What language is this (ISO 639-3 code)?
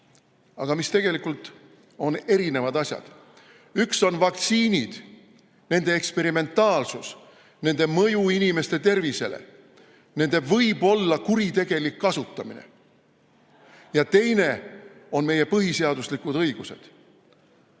est